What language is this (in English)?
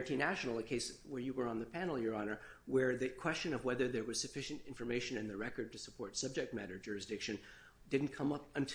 English